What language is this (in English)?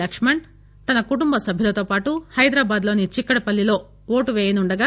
Telugu